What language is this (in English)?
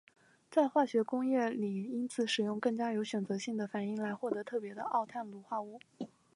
Chinese